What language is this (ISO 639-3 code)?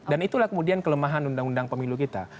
ind